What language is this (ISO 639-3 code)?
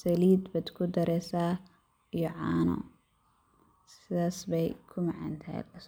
som